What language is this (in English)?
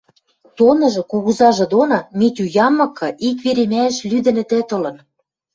Western Mari